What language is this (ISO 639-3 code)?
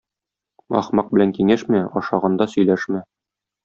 tat